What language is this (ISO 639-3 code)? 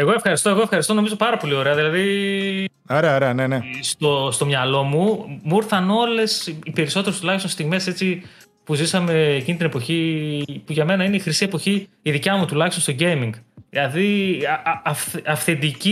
ell